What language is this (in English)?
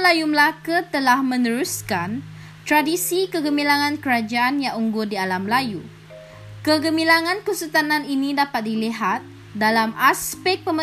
Malay